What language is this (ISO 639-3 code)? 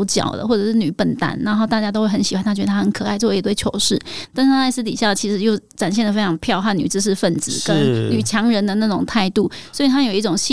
zho